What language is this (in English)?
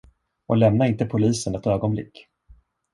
Swedish